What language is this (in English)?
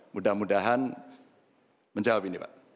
Indonesian